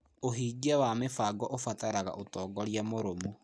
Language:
Kikuyu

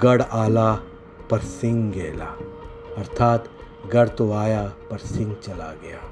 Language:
Hindi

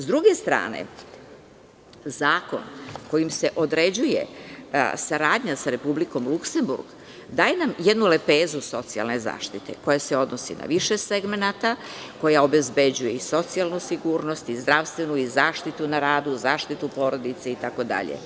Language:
Serbian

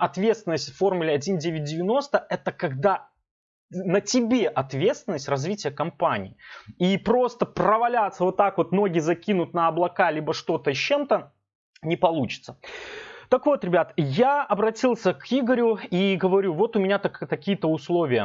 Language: Russian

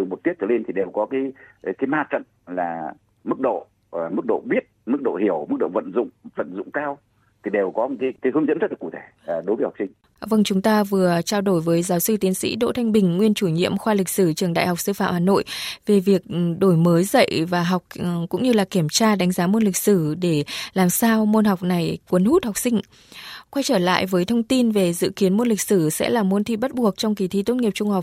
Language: Vietnamese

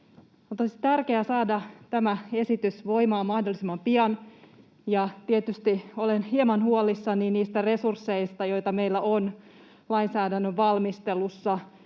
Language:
Finnish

